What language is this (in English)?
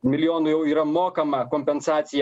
Lithuanian